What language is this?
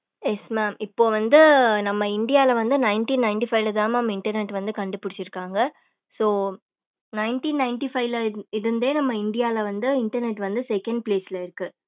Tamil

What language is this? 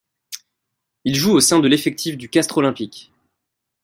French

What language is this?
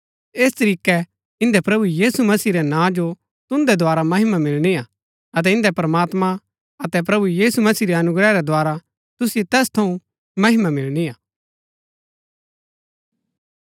Gaddi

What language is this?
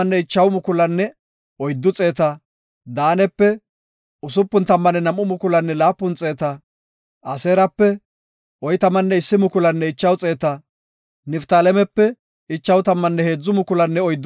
Gofa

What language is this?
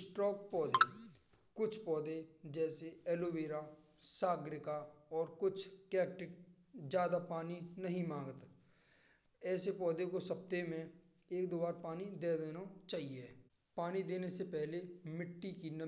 Braj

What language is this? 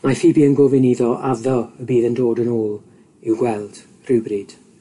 Welsh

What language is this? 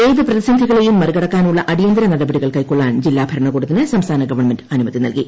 Malayalam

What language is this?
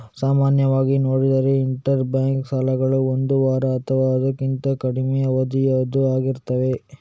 Kannada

